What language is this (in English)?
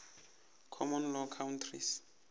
Northern Sotho